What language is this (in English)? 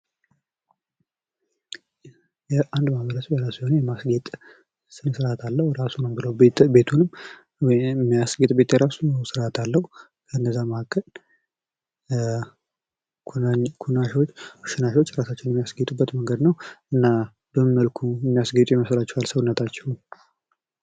Amharic